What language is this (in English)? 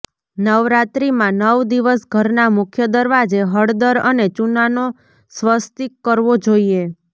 Gujarati